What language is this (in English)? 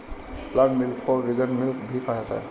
Hindi